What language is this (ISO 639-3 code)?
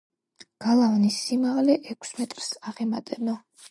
kat